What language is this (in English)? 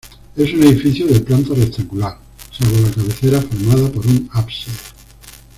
Spanish